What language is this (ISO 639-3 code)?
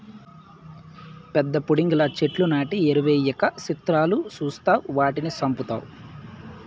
tel